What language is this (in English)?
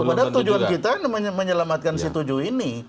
Indonesian